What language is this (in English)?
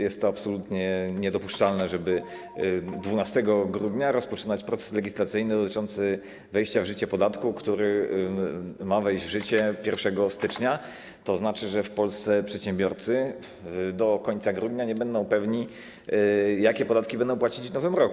Polish